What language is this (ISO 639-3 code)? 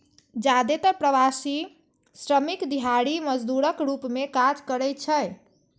mai